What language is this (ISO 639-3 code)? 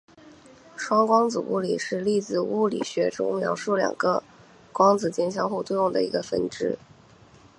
zho